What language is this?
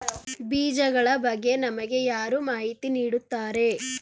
Kannada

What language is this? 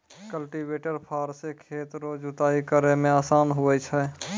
Maithili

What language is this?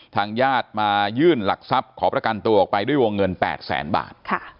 Thai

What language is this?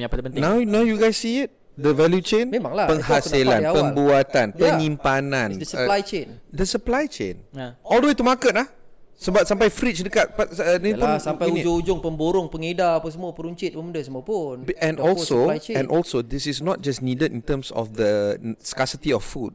Malay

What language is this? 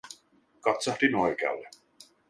Finnish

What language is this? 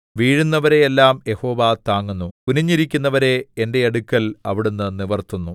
Malayalam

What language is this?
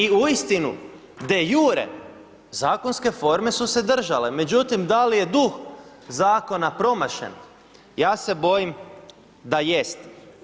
Croatian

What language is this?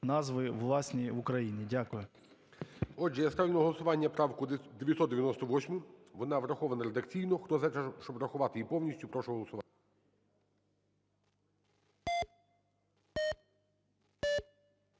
Ukrainian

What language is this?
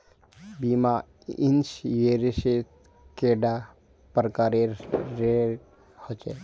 Magahi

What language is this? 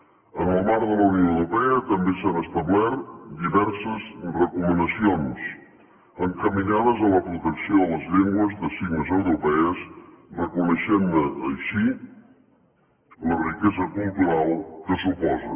Catalan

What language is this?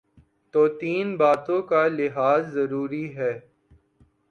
Urdu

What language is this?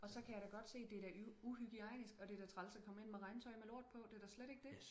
Danish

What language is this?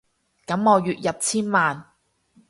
Cantonese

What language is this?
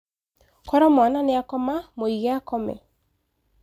Kikuyu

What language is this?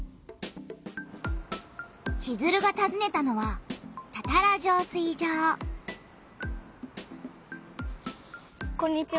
Japanese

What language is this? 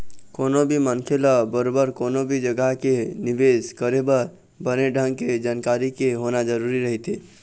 Chhattisgarhi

